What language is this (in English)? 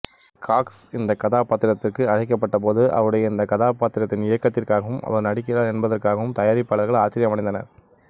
Tamil